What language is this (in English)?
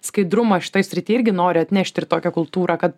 Lithuanian